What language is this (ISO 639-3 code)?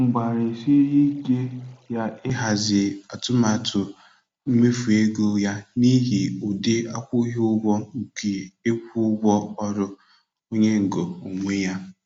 ibo